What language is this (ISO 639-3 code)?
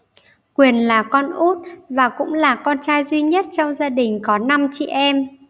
vie